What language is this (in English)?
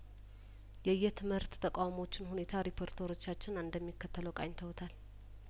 Amharic